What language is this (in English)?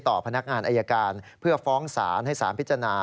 Thai